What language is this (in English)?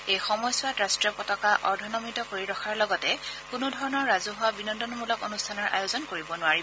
Assamese